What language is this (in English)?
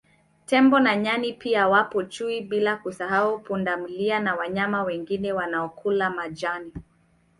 Swahili